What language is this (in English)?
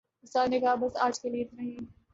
Urdu